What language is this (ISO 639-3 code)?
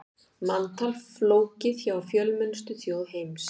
isl